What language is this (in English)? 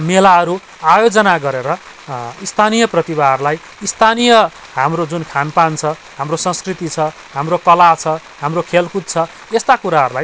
Nepali